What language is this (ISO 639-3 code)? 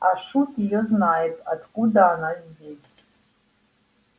rus